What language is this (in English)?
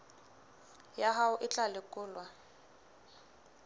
Southern Sotho